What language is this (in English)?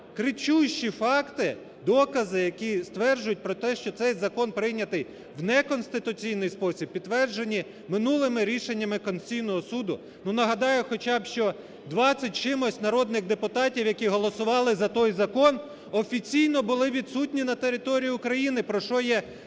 Ukrainian